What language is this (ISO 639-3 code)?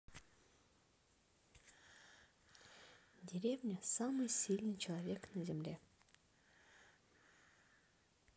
rus